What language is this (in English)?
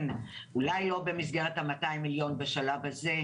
Hebrew